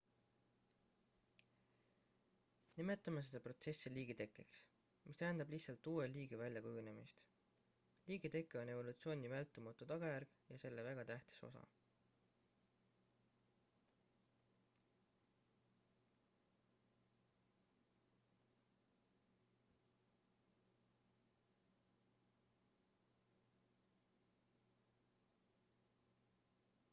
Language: Estonian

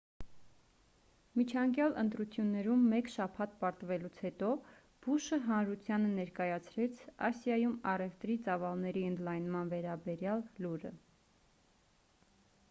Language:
Armenian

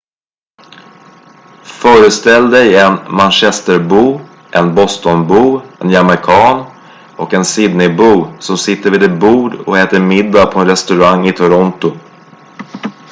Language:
Swedish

